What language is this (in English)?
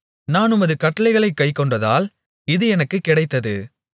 Tamil